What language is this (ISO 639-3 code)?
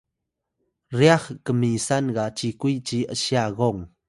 tay